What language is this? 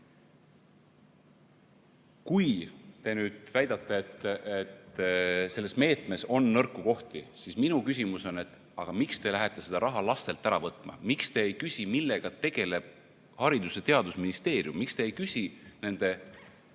Estonian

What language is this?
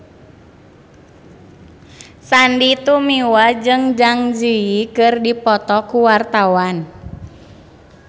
Sundanese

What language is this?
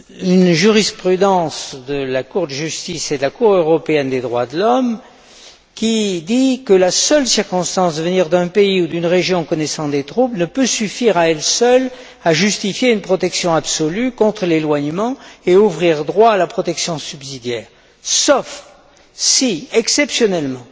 French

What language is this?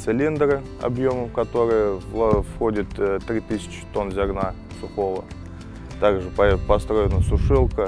Russian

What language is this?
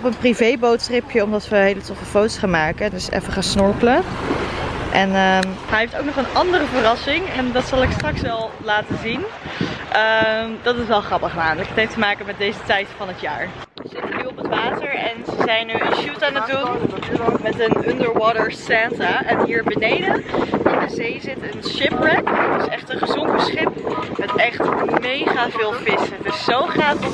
Dutch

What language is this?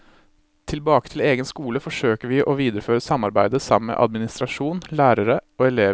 Norwegian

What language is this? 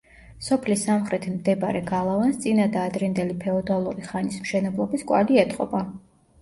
Georgian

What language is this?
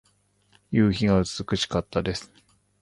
Japanese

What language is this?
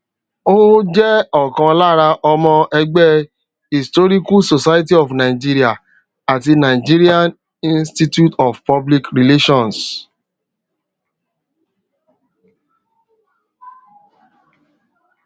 Yoruba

